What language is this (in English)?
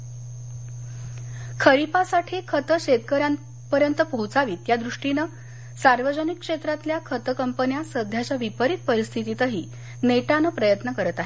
Marathi